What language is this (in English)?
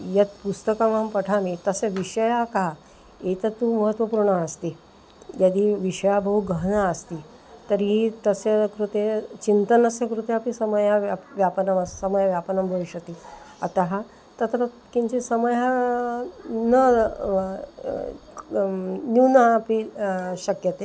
Sanskrit